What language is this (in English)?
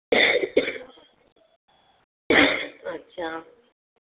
Sindhi